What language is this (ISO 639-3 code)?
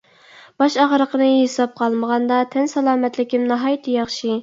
uig